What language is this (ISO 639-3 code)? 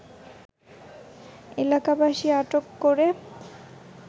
ben